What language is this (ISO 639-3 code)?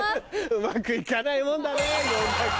jpn